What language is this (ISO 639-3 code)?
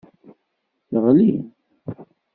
kab